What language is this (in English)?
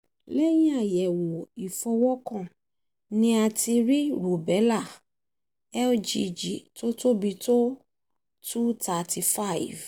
Yoruba